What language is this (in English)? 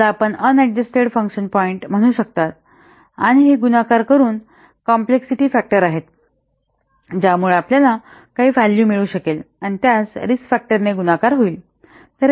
Marathi